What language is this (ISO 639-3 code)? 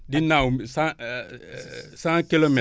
wol